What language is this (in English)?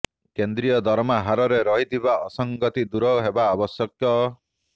Odia